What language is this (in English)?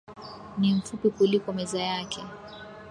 Swahili